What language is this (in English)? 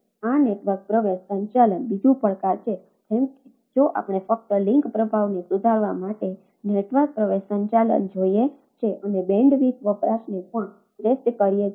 Gujarati